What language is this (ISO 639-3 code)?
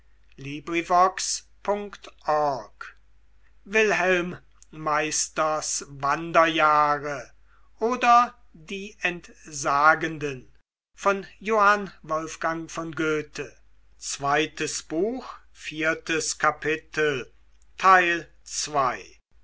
deu